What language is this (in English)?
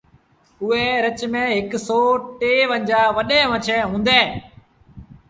Sindhi Bhil